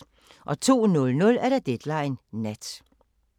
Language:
Danish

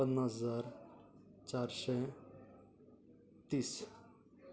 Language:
Konkani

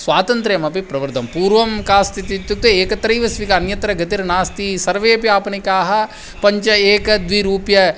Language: Sanskrit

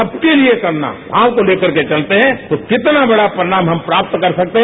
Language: Hindi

